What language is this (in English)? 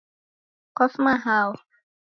Taita